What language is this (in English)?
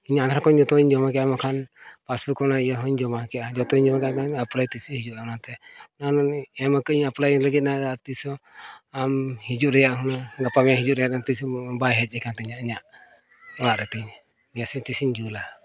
Santali